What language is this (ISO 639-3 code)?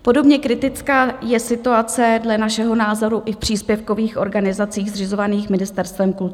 ces